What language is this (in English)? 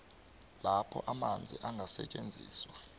South Ndebele